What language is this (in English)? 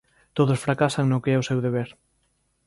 Galician